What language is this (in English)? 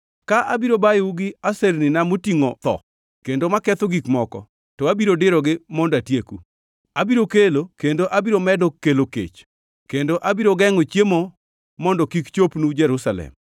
Luo (Kenya and Tanzania)